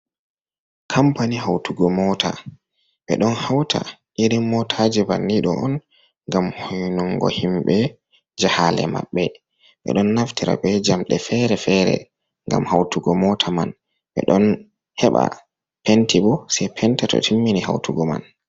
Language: Fula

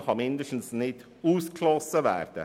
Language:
Swiss German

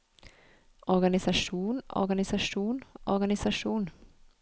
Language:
Norwegian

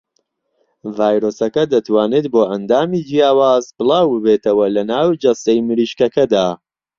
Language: Central Kurdish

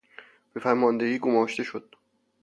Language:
Persian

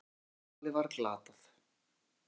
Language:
Icelandic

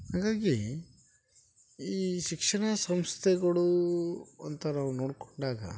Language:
Kannada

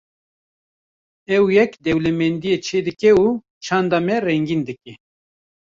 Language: Kurdish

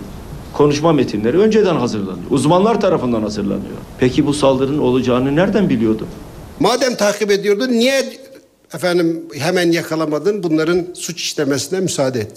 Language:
Turkish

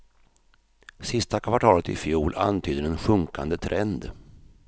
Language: Swedish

